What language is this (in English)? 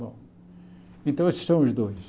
Portuguese